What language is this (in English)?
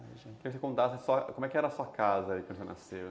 Portuguese